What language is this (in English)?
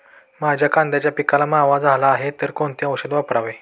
Marathi